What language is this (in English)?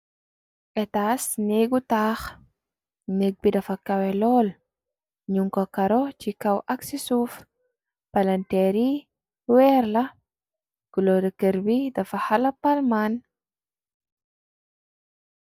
Wolof